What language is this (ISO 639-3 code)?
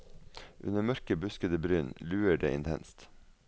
nor